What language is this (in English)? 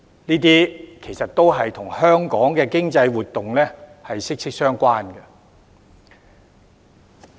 Cantonese